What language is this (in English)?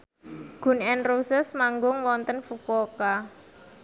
Javanese